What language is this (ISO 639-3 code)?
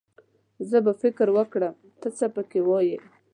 pus